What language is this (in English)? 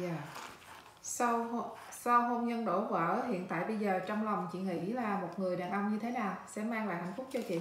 Vietnamese